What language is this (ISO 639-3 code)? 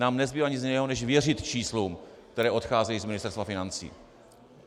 ces